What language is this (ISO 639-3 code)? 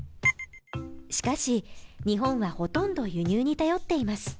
jpn